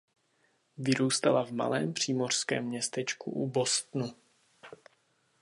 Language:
Czech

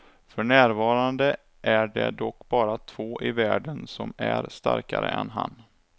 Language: Swedish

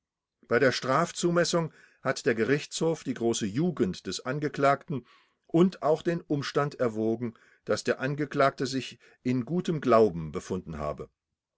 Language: German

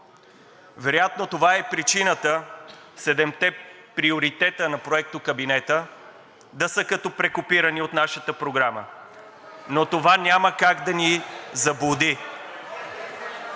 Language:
Bulgarian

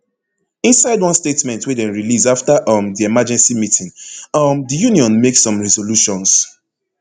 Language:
Nigerian Pidgin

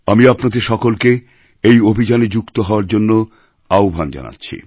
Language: Bangla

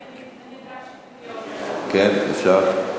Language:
Hebrew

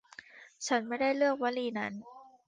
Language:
Thai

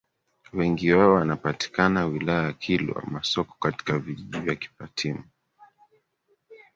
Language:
Swahili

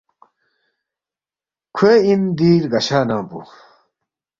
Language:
Balti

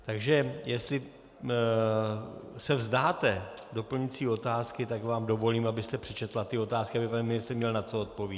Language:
Czech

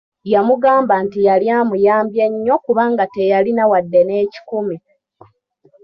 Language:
Ganda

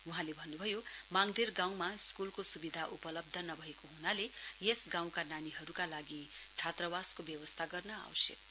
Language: Nepali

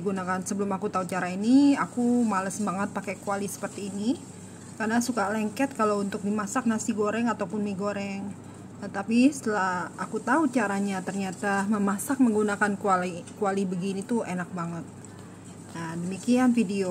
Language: Indonesian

